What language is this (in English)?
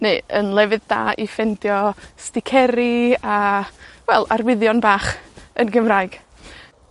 Welsh